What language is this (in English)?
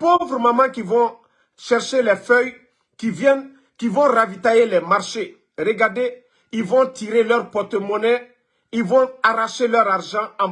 French